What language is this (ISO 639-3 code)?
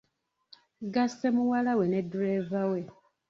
lug